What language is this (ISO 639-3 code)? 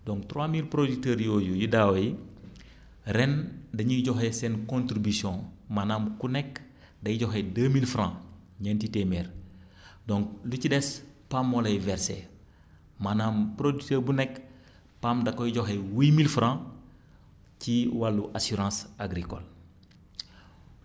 wol